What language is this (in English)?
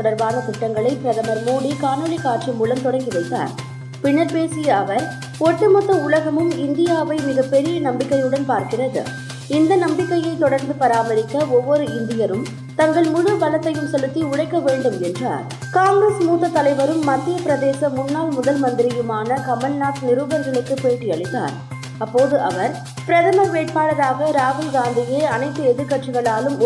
Tamil